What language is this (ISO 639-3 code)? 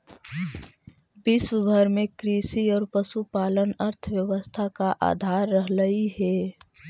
mag